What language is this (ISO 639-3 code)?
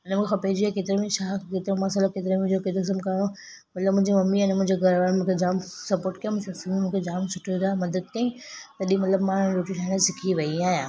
snd